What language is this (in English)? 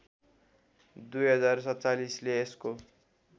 Nepali